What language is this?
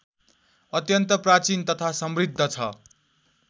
Nepali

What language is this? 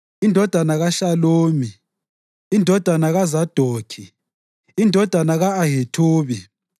North Ndebele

